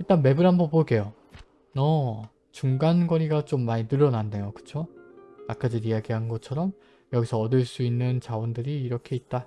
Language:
Korean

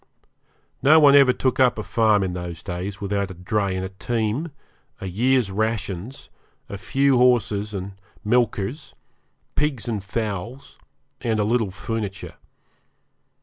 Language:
English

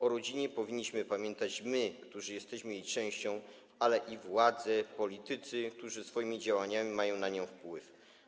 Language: Polish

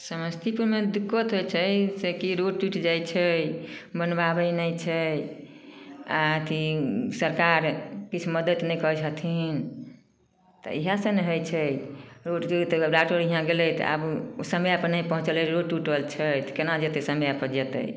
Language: Maithili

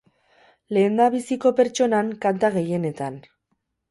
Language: Basque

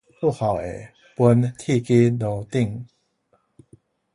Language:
Min Nan Chinese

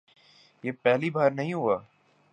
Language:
Urdu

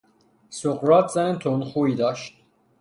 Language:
Persian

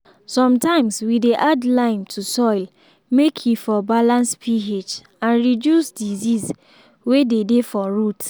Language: Nigerian Pidgin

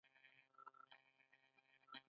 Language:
Pashto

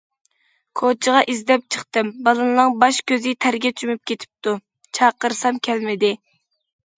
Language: Uyghur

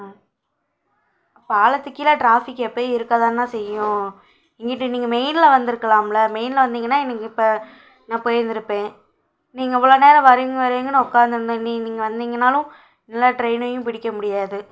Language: Tamil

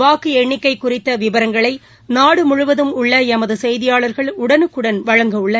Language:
Tamil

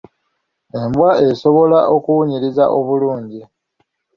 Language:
Ganda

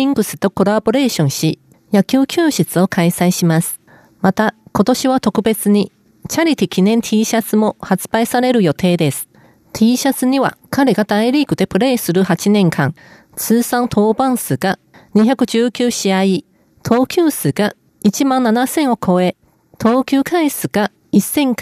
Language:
Japanese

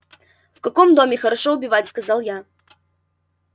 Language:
Russian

